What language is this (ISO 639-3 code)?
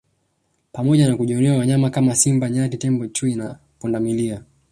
swa